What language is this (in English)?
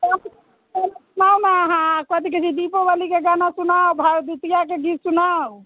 Maithili